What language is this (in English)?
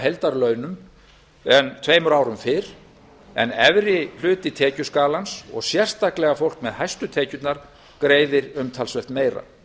Icelandic